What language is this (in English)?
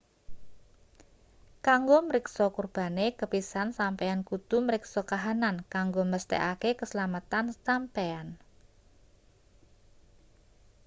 Javanese